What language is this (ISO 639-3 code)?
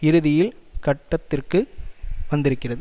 tam